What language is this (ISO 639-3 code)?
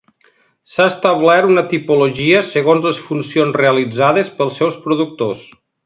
cat